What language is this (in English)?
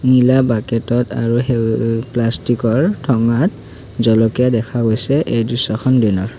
Assamese